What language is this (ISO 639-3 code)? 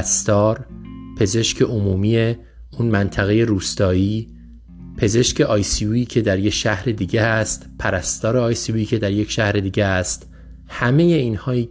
fas